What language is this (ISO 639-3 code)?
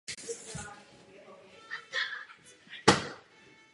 ces